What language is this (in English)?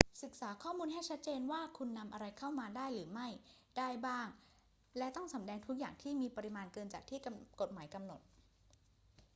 Thai